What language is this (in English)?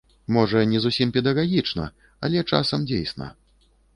Belarusian